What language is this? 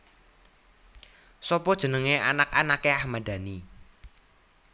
Javanese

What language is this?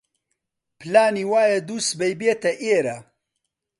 Central Kurdish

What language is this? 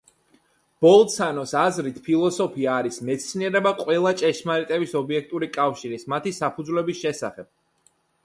Georgian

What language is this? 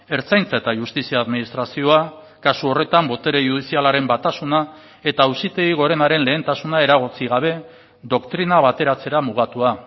Basque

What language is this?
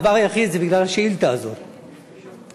Hebrew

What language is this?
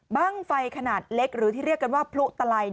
Thai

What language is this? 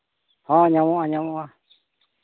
Santali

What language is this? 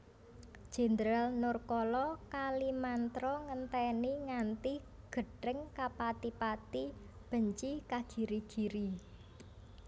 Javanese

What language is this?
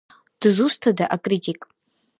Abkhazian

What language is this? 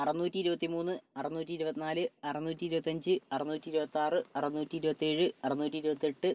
Malayalam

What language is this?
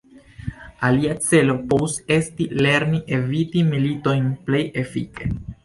Esperanto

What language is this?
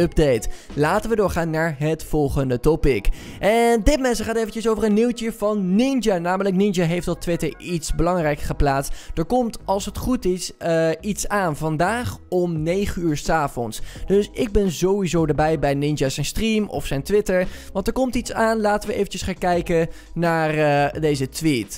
Dutch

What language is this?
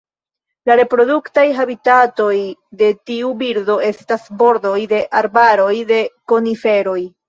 Esperanto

